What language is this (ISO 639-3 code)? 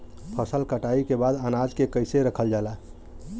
bho